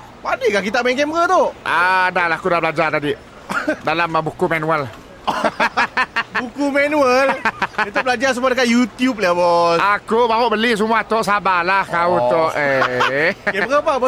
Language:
Malay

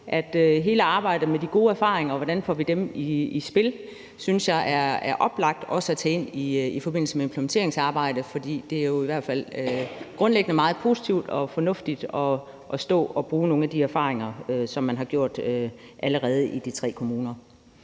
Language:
Danish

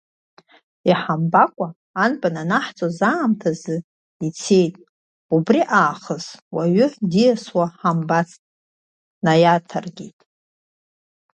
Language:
Abkhazian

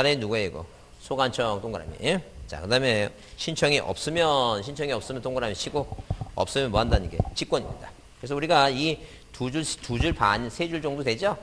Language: Korean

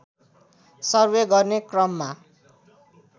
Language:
Nepali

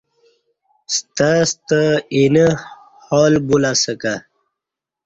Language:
Kati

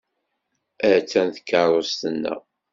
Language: Kabyle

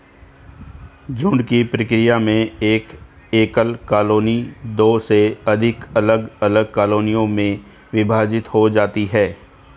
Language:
Hindi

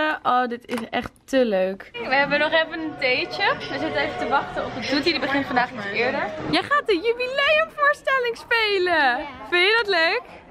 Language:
Dutch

